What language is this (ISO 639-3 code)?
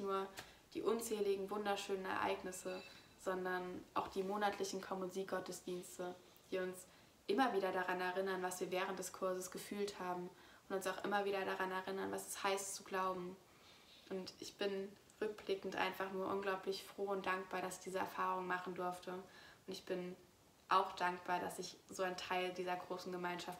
deu